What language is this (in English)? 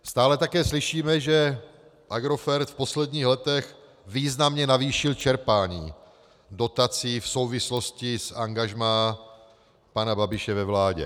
Czech